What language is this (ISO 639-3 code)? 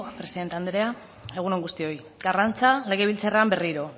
eus